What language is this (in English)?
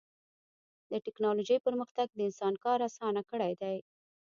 Pashto